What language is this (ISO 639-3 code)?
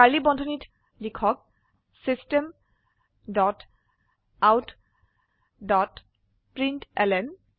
asm